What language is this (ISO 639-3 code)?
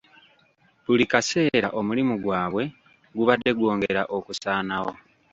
lug